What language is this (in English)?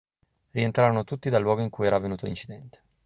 Italian